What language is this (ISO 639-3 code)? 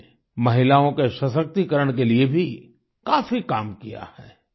hin